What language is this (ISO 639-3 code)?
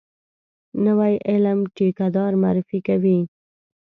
pus